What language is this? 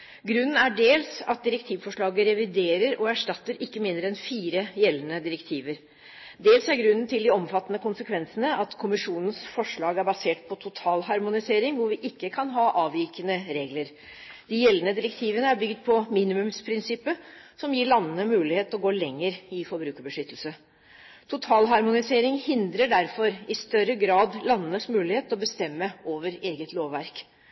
Norwegian Bokmål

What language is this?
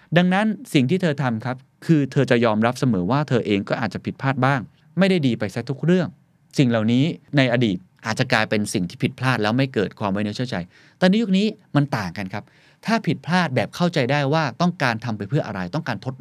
Thai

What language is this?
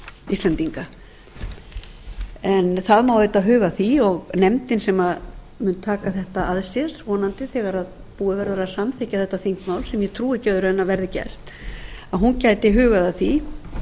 Icelandic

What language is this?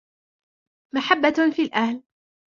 Arabic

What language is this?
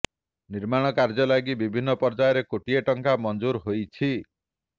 Odia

